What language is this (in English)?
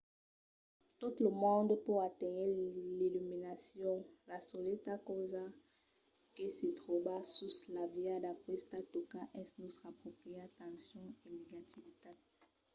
Occitan